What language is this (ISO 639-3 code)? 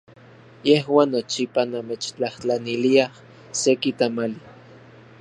ncx